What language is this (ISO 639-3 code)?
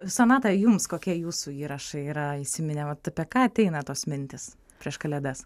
lit